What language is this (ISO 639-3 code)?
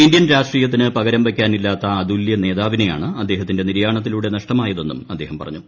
mal